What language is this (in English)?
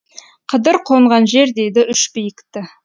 Kazakh